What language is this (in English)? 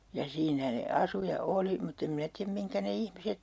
Finnish